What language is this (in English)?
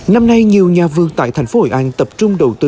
Vietnamese